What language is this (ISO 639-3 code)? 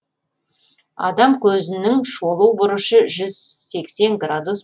kaz